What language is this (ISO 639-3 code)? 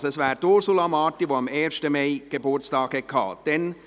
gsw